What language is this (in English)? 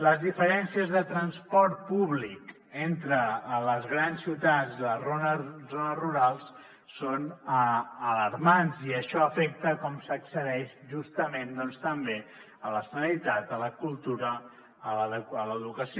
Catalan